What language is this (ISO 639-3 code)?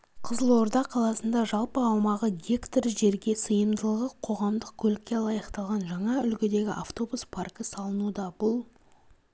kaz